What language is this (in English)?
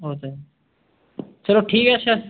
Dogri